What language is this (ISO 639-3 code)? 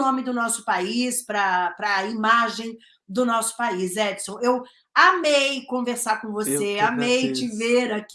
por